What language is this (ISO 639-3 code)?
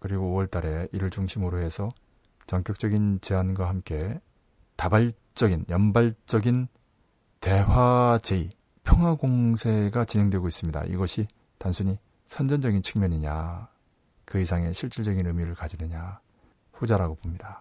kor